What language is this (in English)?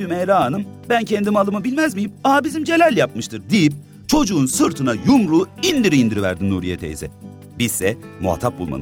Turkish